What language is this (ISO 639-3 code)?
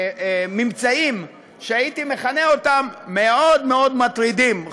heb